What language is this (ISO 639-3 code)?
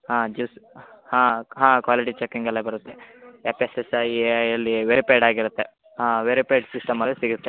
kan